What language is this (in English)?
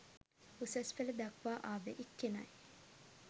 Sinhala